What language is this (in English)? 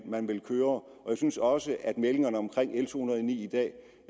Danish